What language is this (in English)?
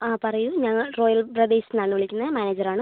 Malayalam